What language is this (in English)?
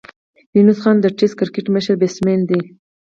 Pashto